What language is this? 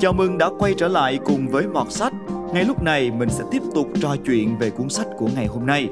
Vietnamese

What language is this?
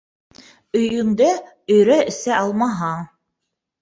Bashkir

